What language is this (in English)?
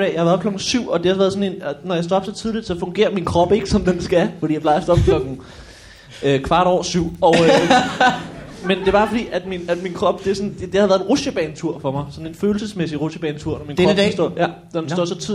Danish